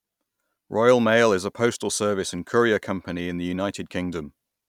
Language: English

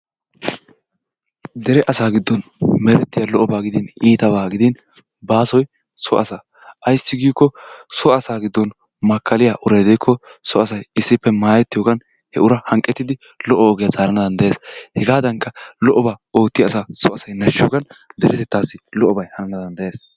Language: Wolaytta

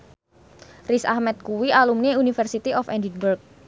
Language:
Javanese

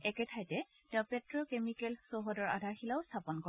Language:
Assamese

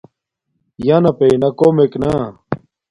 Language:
Domaaki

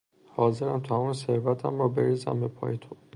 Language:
Persian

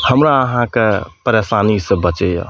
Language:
Maithili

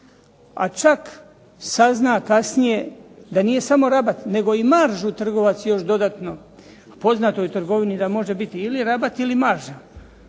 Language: Croatian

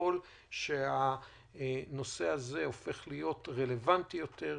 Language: Hebrew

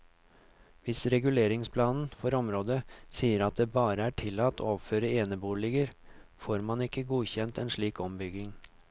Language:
Norwegian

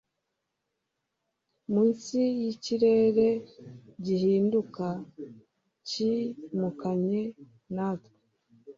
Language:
Kinyarwanda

